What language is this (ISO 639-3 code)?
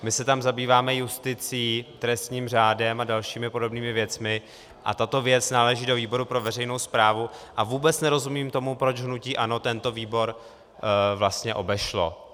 ces